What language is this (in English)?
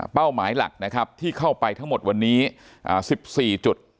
Thai